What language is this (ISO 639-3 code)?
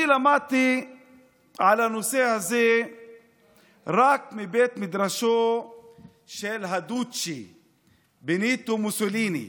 heb